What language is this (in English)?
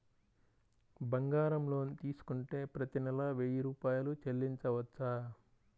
Telugu